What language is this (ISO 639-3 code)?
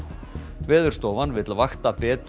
isl